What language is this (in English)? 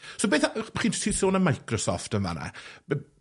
Welsh